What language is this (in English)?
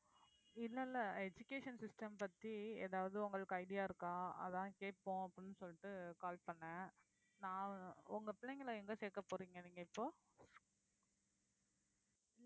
Tamil